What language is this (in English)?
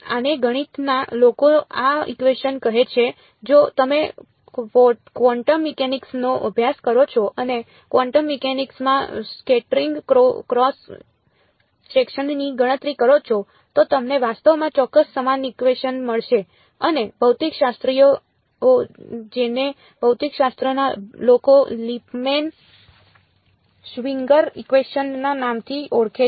Gujarati